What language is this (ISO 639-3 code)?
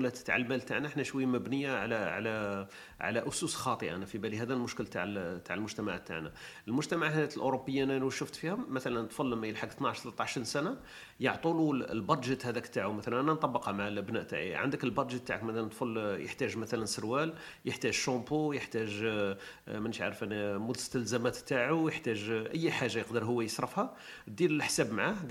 ara